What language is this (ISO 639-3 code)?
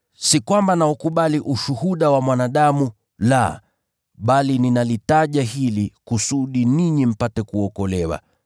swa